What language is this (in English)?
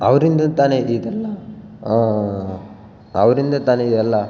Kannada